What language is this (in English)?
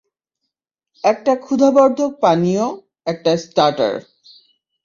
Bangla